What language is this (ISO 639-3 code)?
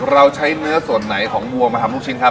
tha